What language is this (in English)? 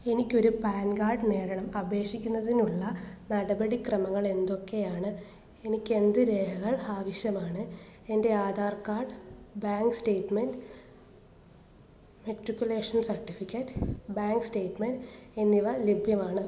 Malayalam